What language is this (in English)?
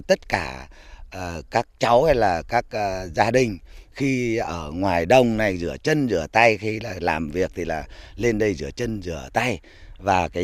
Vietnamese